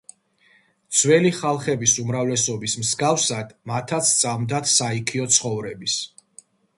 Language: Georgian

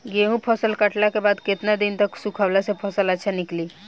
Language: Bhojpuri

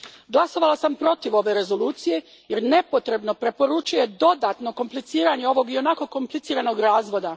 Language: Croatian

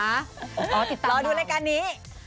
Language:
Thai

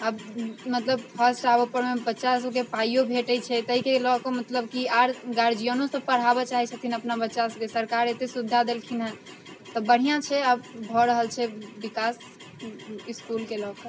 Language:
Maithili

